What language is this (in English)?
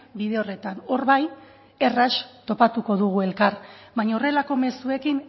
Basque